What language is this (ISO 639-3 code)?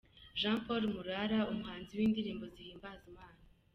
kin